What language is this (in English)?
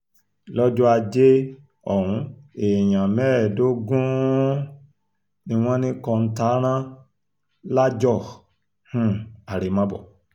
Yoruba